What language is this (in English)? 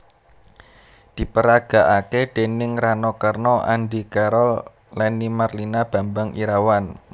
Javanese